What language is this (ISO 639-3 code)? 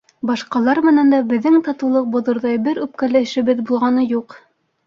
bak